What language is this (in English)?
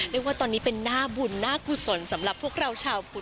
Thai